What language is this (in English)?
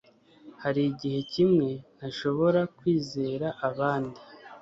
Kinyarwanda